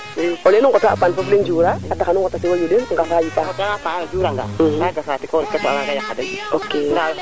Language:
Serer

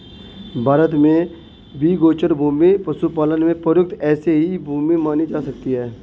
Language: Hindi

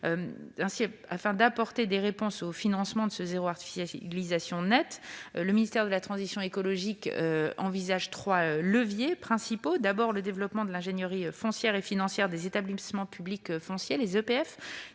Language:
French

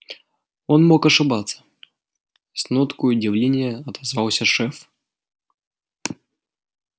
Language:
Russian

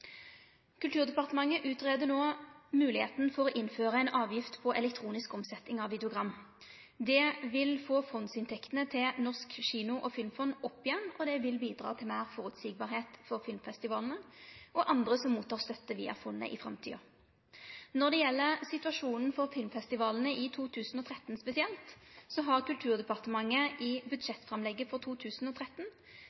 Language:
Norwegian Nynorsk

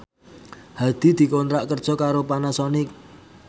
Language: Javanese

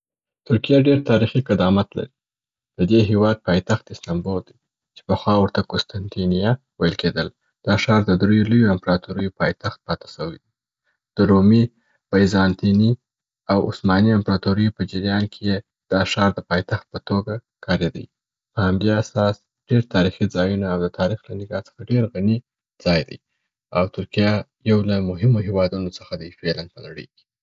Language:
Southern Pashto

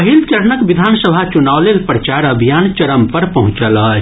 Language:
Maithili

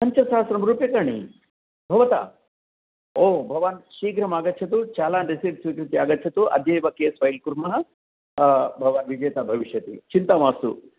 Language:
Sanskrit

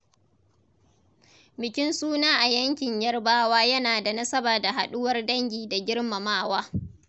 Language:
Hausa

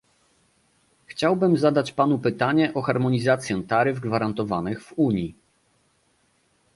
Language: Polish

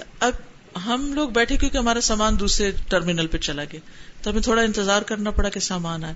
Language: Urdu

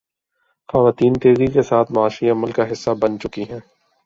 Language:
Urdu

